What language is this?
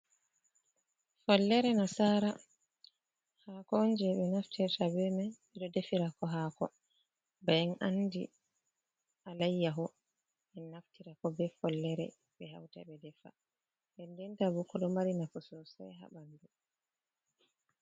Fula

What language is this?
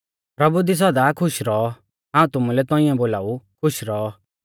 Mahasu Pahari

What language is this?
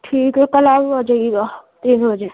Urdu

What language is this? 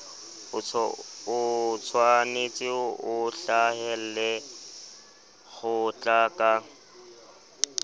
Southern Sotho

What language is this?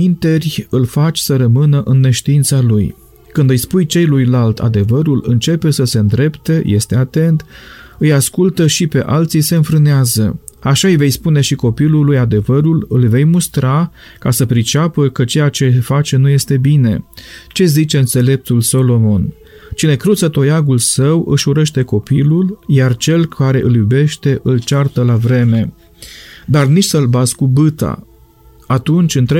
Romanian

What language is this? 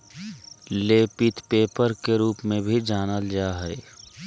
Magahi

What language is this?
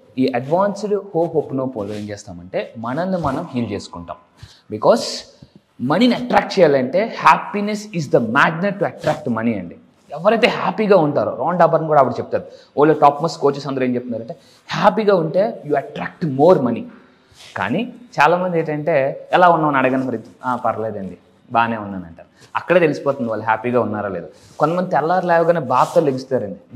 Telugu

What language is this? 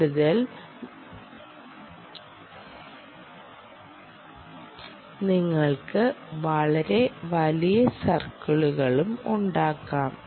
Malayalam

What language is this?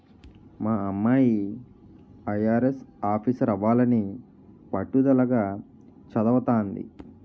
Telugu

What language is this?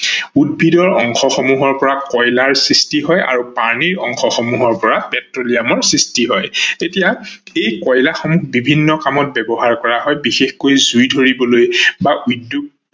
Assamese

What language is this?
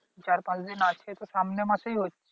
Bangla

